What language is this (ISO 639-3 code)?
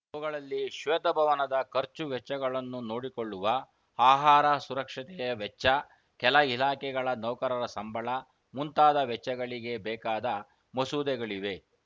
kan